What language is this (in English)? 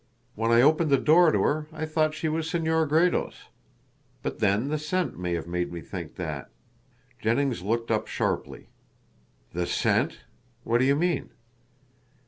English